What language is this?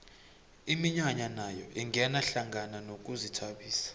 South Ndebele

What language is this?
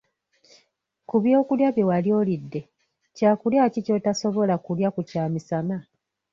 Ganda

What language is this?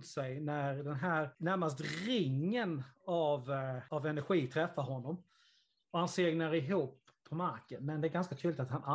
Swedish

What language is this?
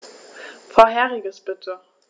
German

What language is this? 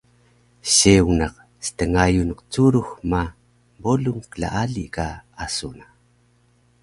Taroko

